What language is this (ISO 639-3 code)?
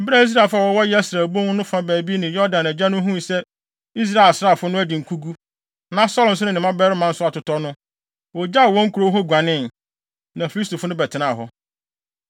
aka